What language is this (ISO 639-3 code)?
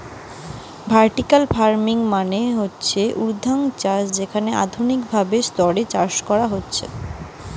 ben